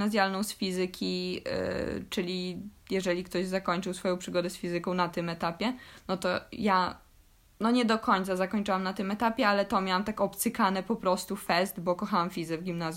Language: Polish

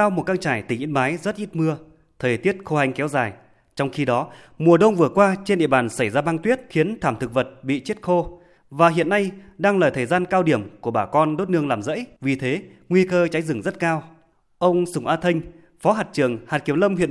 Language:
Vietnamese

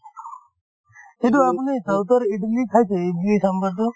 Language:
Assamese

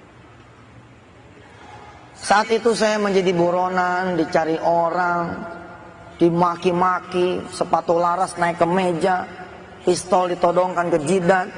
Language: Indonesian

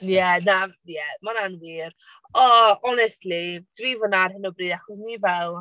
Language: Welsh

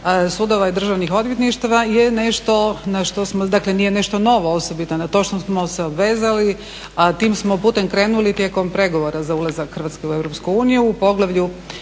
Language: Croatian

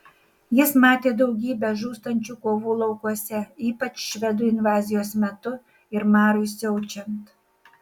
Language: Lithuanian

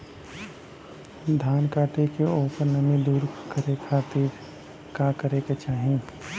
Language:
Bhojpuri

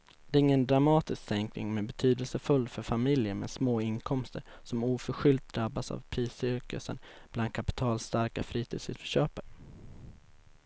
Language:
Swedish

